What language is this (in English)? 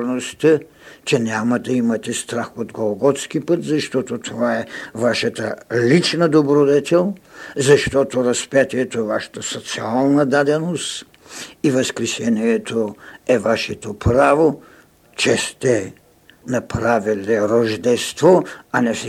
Bulgarian